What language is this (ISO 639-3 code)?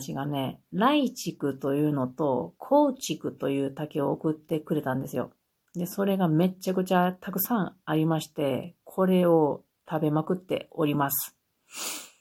jpn